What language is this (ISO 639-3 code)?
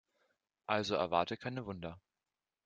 deu